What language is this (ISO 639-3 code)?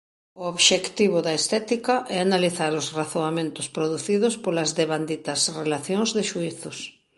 glg